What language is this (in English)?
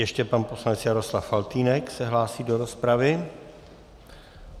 Czech